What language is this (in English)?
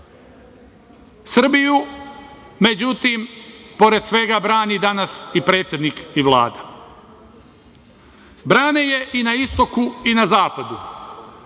Serbian